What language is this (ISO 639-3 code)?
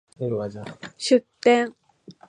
jpn